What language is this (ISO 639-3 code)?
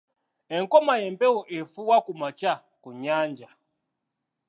lug